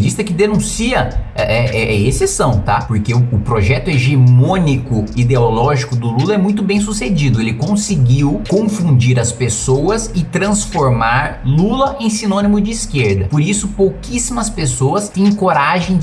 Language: Portuguese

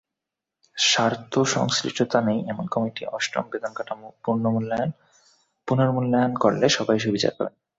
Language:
Bangla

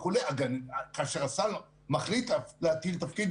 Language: Hebrew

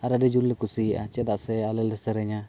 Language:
Santali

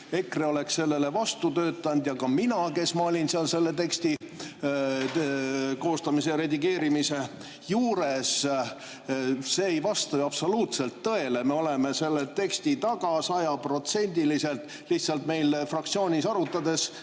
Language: Estonian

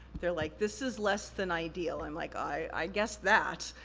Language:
English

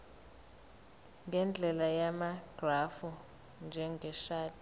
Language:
Zulu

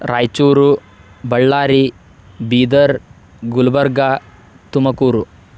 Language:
Kannada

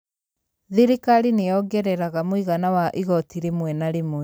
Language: Kikuyu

